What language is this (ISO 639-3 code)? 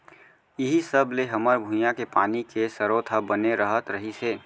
hne